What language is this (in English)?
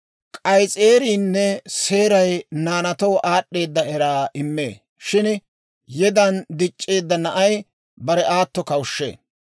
Dawro